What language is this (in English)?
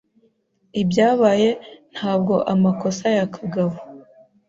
Kinyarwanda